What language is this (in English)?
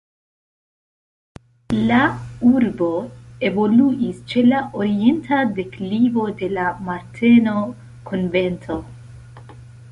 Esperanto